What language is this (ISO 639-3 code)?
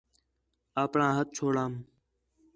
xhe